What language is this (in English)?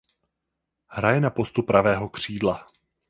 Czech